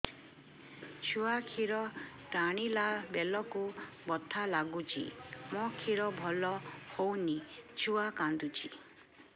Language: Odia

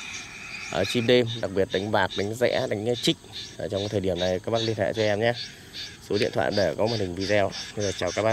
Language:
Vietnamese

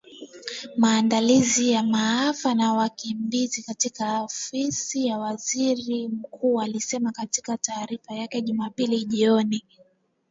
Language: Swahili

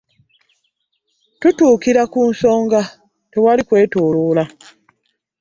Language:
Ganda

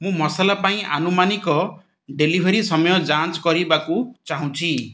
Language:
Odia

